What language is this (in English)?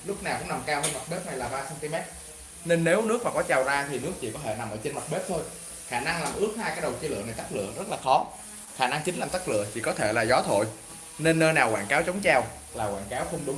Vietnamese